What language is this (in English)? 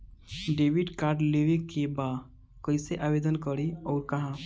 Bhojpuri